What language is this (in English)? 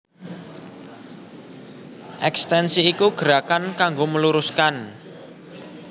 Javanese